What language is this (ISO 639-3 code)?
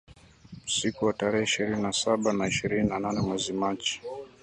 swa